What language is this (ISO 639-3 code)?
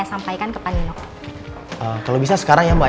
ind